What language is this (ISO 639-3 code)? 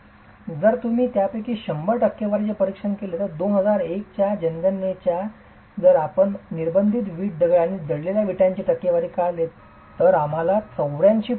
mar